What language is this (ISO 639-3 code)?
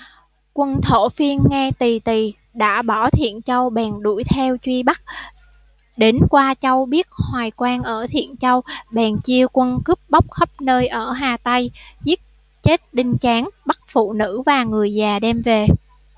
vie